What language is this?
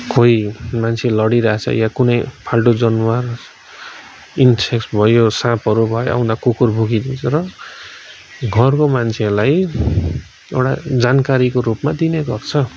Nepali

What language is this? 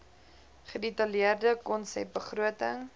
Afrikaans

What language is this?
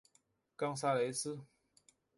Chinese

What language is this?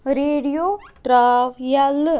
Kashmiri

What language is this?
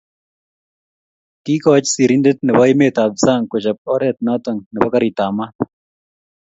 Kalenjin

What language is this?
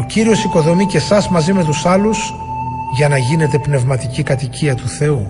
Greek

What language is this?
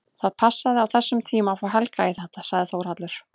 Icelandic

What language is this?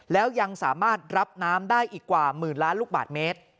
Thai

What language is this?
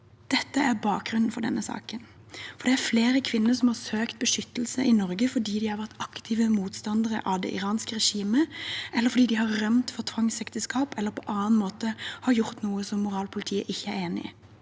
Norwegian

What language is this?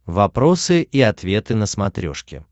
Russian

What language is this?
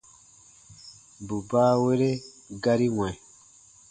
Baatonum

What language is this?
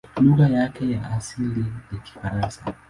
Swahili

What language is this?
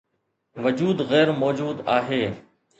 Sindhi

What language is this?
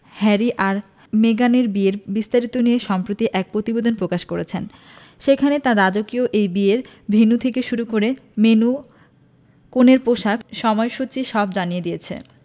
Bangla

